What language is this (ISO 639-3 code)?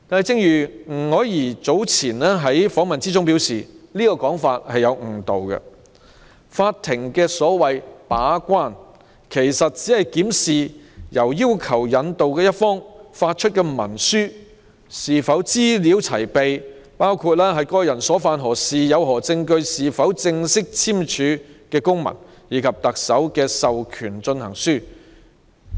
yue